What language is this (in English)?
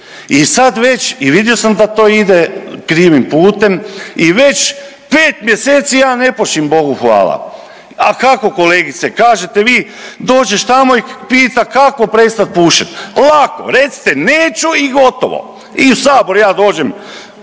Croatian